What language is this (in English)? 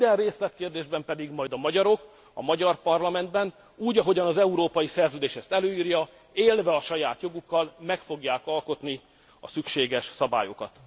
Hungarian